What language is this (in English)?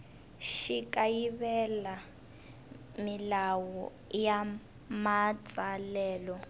Tsonga